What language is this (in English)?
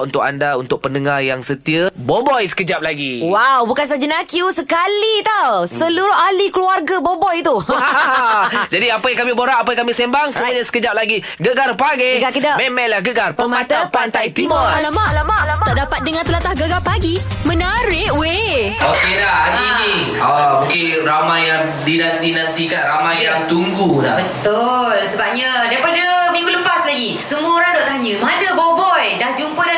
Malay